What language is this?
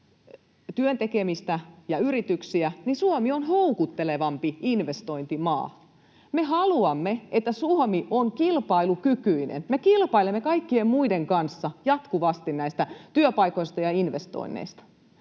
Finnish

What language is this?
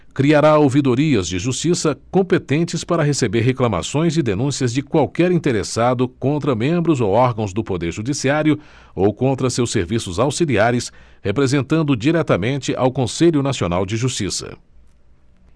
Portuguese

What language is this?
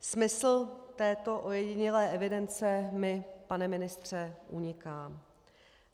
Czech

